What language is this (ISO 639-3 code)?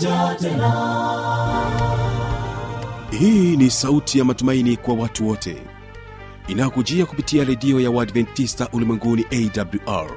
swa